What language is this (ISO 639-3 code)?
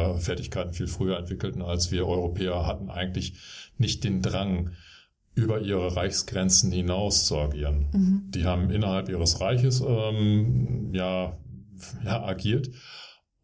deu